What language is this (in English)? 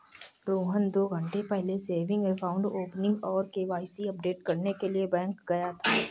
Hindi